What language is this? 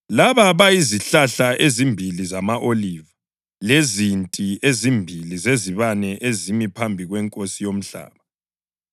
North Ndebele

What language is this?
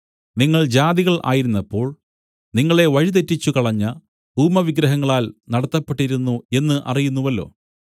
Malayalam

